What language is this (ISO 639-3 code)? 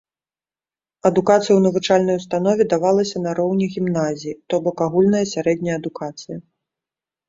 bel